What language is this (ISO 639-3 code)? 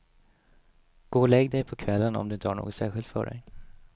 swe